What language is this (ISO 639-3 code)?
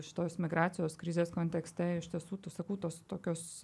lit